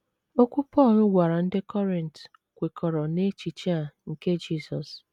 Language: Igbo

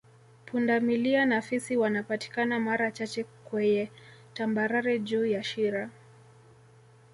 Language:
Swahili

